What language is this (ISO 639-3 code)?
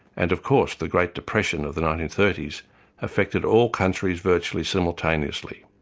eng